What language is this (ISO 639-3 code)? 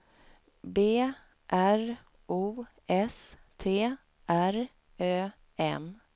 swe